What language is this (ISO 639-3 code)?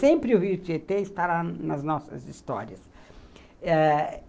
por